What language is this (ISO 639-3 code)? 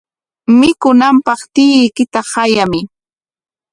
qwa